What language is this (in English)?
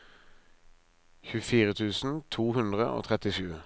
Norwegian